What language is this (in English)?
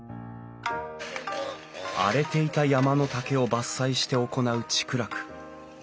Japanese